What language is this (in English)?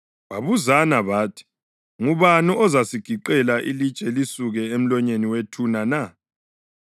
North Ndebele